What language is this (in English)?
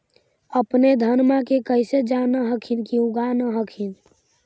Magahi